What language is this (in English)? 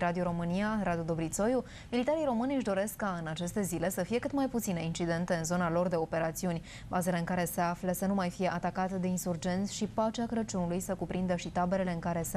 Romanian